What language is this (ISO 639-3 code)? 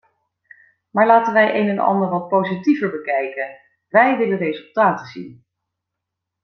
nld